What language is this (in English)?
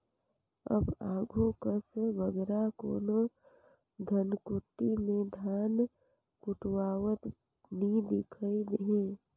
Chhattisgarhi